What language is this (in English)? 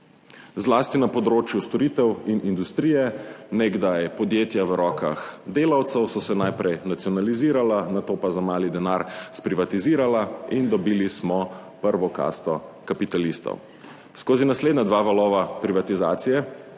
Slovenian